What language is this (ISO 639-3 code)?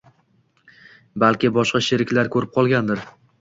uzb